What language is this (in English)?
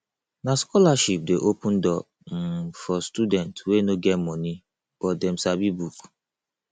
Nigerian Pidgin